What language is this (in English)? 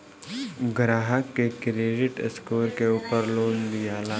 Bhojpuri